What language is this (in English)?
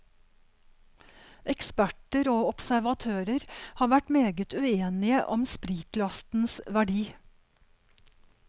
Norwegian